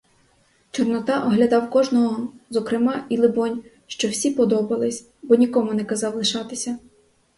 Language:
Ukrainian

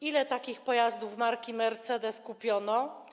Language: Polish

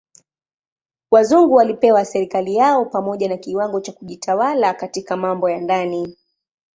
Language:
Swahili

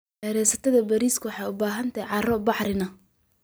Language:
Somali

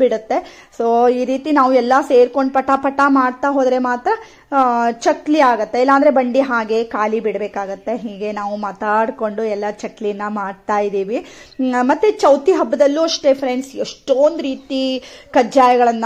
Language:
Kannada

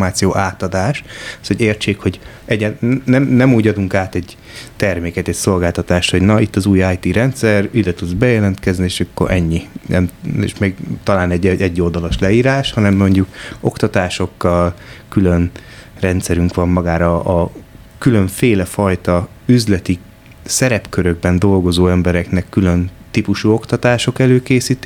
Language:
Hungarian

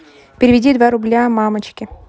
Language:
Russian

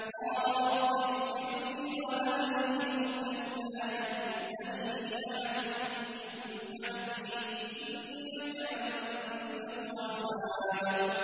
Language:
Arabic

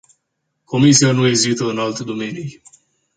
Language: Romanian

